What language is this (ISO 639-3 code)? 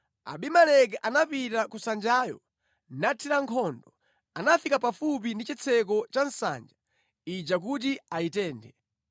nya